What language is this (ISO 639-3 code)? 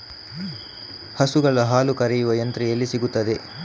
kan